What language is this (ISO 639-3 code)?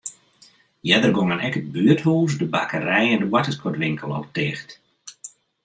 fry